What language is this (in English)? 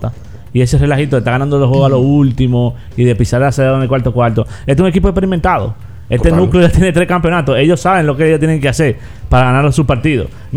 Spanish